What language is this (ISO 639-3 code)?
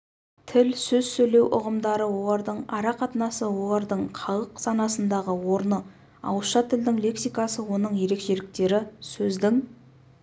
kaz